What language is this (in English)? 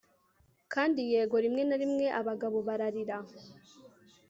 Kinyarwanda